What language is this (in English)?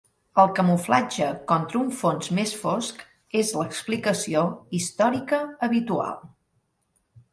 Catalan